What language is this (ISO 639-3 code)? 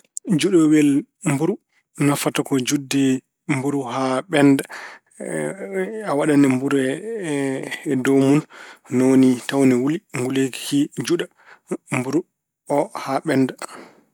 ful